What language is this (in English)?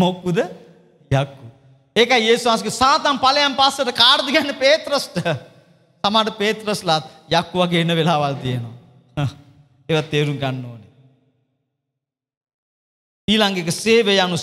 Indonesian